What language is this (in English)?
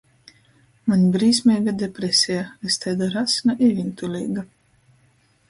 Latgalian